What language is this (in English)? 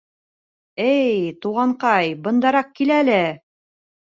Bashkir